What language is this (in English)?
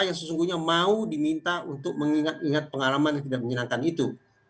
Indonesian